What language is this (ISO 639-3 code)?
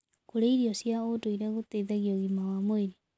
kik